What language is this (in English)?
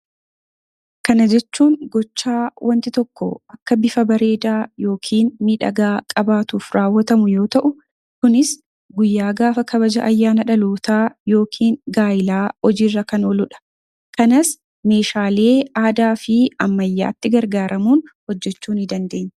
Oromo